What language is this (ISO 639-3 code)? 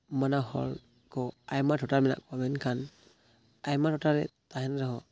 sat